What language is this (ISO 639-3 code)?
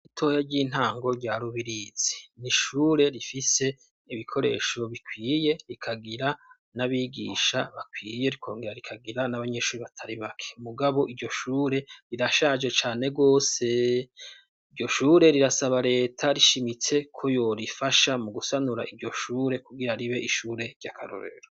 run